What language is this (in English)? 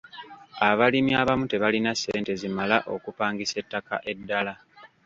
Ganda